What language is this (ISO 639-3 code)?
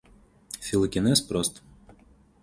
rus